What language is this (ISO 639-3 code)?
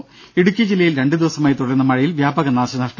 mal